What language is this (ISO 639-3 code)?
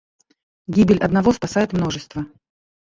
rus